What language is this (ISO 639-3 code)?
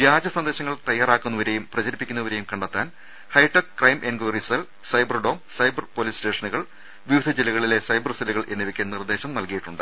mal